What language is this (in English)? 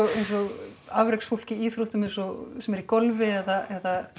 Icelandic